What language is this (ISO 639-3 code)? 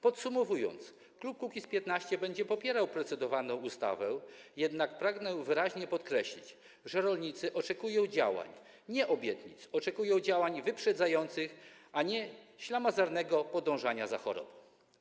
pol